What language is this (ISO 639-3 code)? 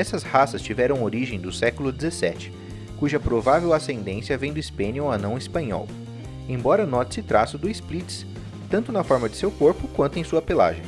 por